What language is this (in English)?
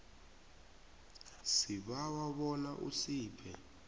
South Ndebele